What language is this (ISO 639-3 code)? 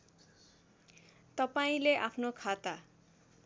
nep